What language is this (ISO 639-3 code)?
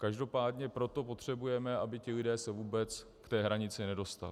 ces